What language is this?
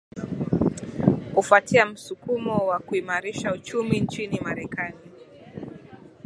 Swahili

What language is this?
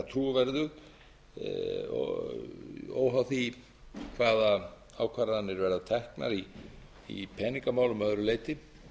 Icelandic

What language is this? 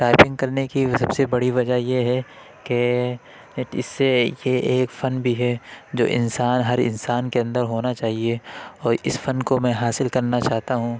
Urdu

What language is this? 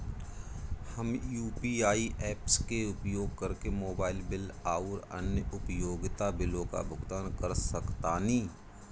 Bhojpuri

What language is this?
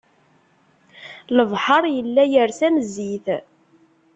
Kabyle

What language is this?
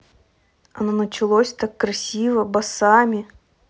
Russian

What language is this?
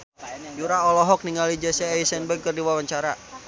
Sundanese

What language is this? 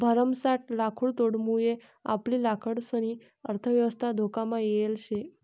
Marathi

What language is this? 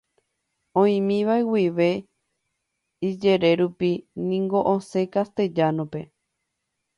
Guarani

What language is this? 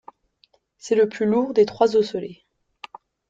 French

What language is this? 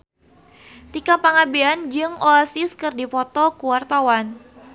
Sundanese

